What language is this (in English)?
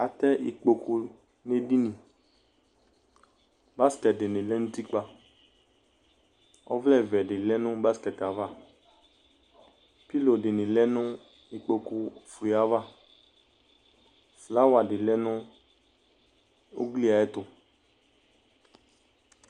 Ikposo